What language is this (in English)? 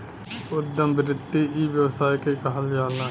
Bhojpuri